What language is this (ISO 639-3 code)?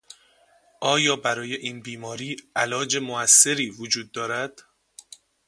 fas